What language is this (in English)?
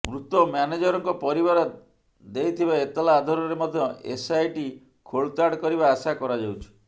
Odia